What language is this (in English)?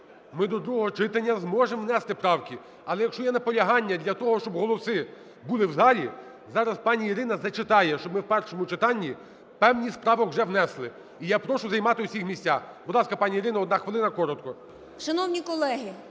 Ukrainian